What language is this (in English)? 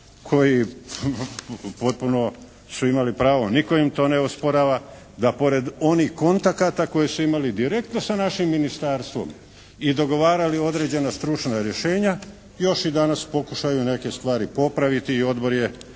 Croatian